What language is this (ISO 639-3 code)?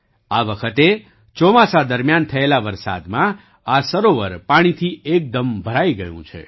guj